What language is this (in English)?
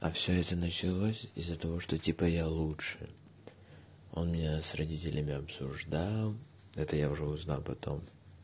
Russian